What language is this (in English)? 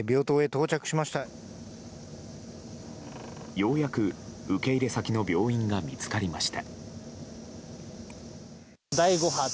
Japanese